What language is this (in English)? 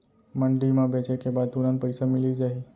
Chhattisgarhi